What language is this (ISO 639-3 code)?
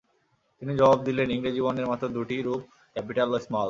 ben